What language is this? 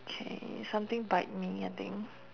English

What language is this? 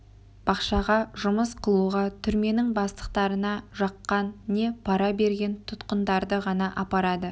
Kazakh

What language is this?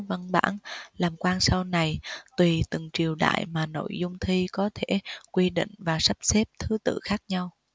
Vietnamese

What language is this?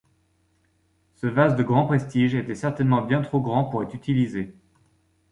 French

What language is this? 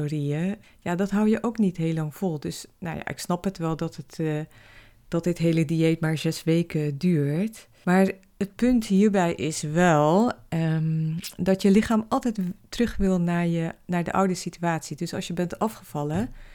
Dutch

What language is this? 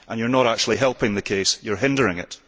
English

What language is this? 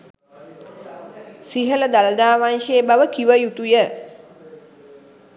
Sinhala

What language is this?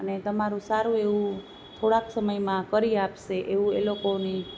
Gujarati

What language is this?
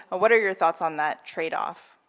English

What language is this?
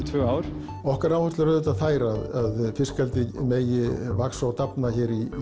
Icelandic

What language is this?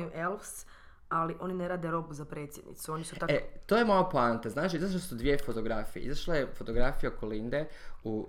Croatian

